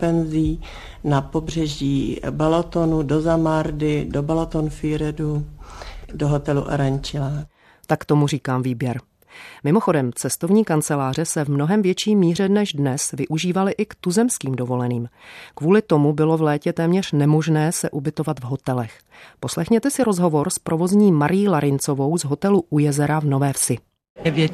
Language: Czech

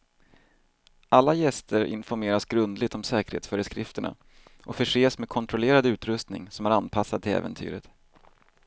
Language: Swedish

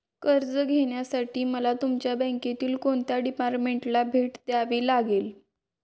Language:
Marathi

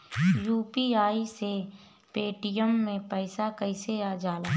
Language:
Bhojpuri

